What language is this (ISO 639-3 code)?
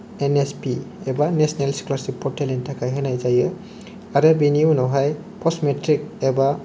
brx